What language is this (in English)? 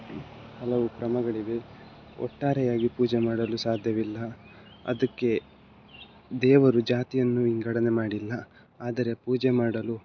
Kannada